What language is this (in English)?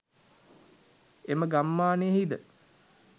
Sinhala